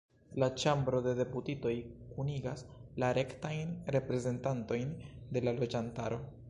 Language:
Esperanto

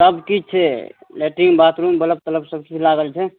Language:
Maithili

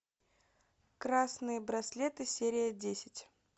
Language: Russian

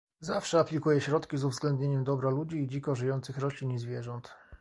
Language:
Polish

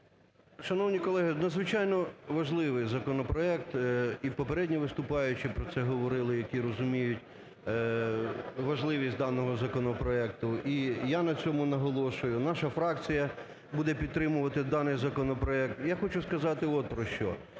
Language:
Ukrainian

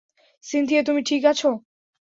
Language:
Bangla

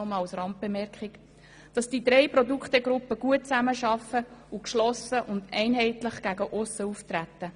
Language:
Swiss German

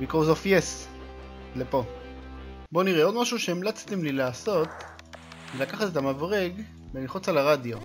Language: Hebrew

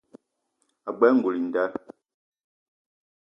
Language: Eton (Cameroon)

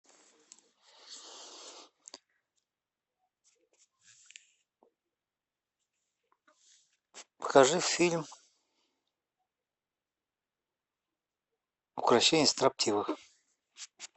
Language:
Russian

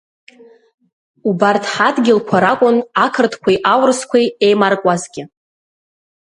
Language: Abkhazian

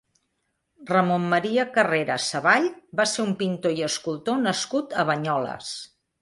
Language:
Catalan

